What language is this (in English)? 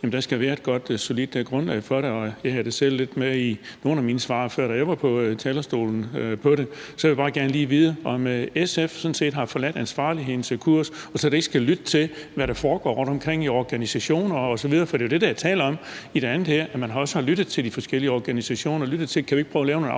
Danish